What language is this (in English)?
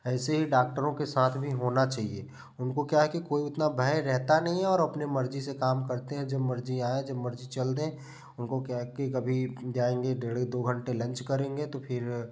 Hindi